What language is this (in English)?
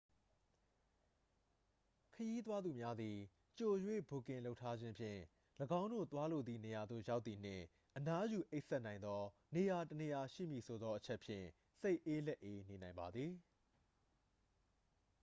Burmese